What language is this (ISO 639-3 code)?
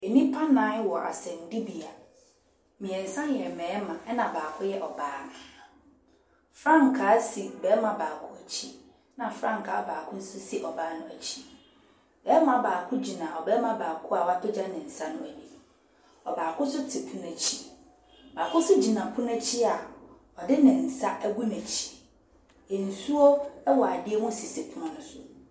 aka